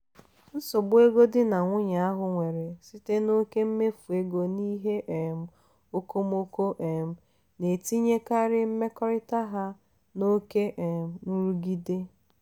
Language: Igbo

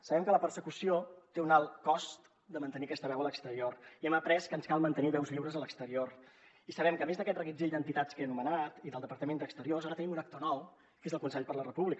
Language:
Catalan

